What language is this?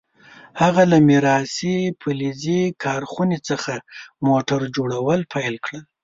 Pashto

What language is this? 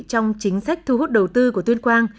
Vietnamese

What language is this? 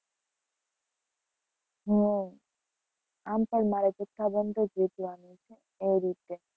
Gujarati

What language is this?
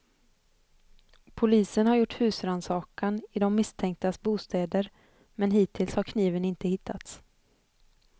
Swedish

